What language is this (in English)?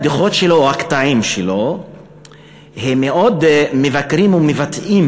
Hebrew